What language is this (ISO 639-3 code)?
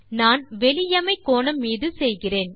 tam